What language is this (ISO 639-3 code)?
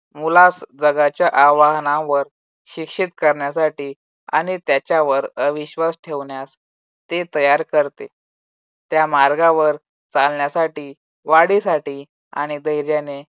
mar